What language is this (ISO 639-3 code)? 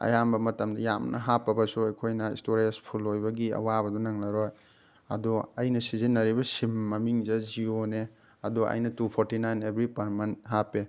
mni